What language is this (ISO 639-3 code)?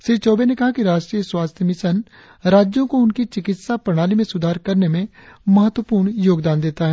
hin